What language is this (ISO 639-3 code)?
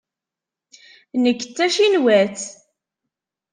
kab